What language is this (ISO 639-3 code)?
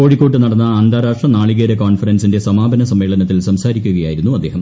mal